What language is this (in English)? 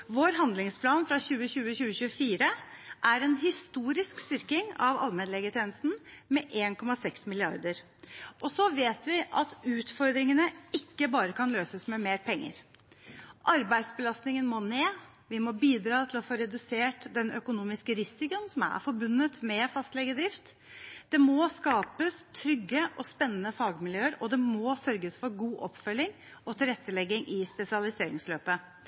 Norwegian Bokmål